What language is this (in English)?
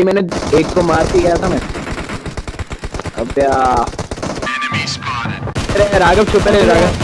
English